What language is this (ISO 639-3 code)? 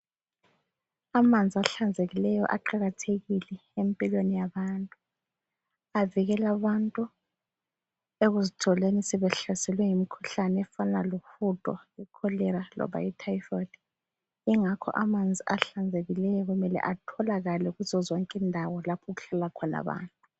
nde